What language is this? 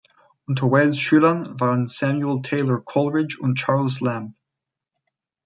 German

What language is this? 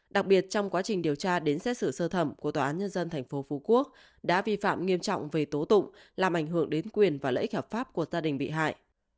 Vietnamese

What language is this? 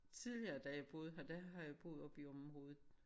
Danish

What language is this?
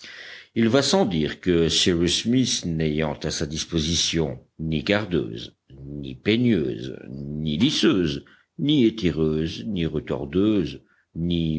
French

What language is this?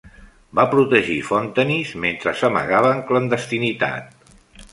Catalan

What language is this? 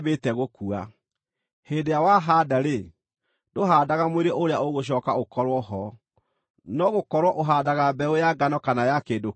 Kikuyu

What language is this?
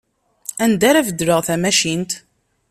Kabyle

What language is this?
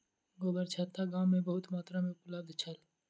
Maithili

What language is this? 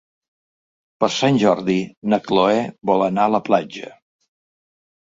Catalan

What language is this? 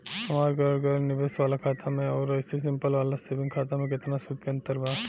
Bhojpuri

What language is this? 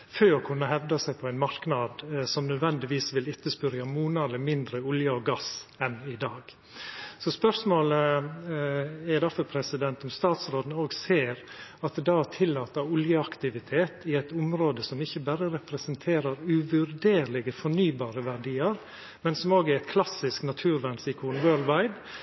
Norwegian Nynorsk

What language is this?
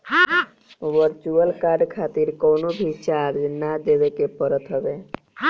Bhojpuri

